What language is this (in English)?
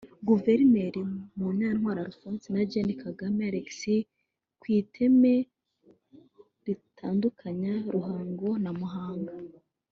Kinyarwanda